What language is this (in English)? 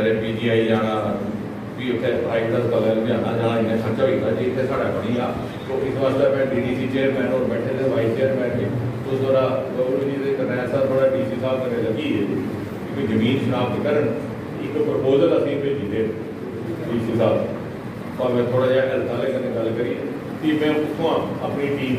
Hindi